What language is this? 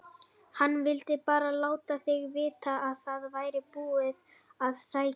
Icelandic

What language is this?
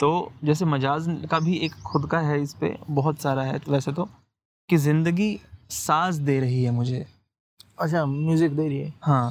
Hindi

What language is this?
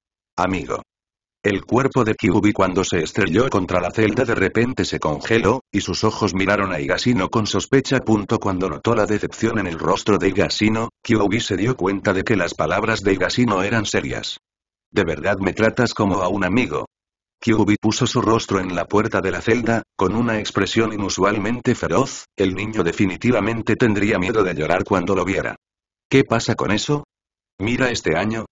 Spanish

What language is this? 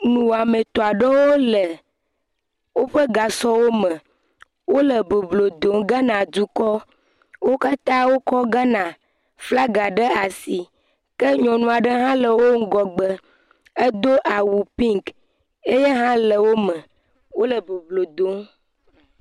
Ewe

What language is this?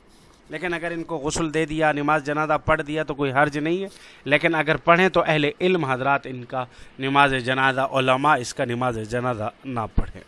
Urdu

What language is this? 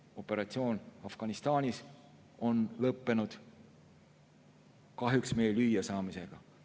Estonian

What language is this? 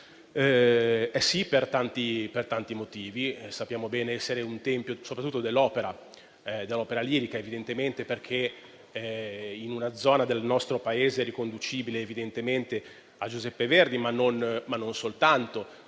Italian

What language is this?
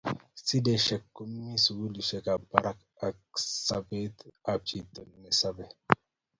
Kalenjin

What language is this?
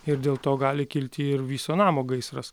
Lithuanian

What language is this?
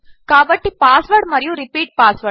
Telugu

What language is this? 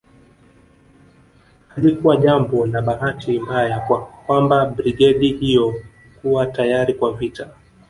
Swahili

